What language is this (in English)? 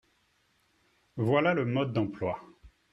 French